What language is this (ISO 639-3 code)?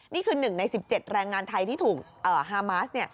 tha